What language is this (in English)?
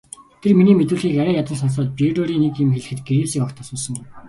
Mongolian